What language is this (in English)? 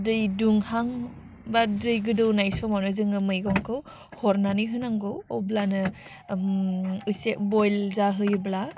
Bodo